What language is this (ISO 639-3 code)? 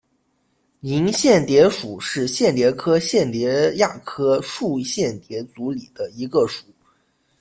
zho